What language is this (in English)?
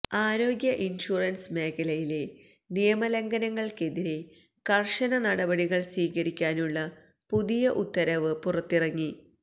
Malayalam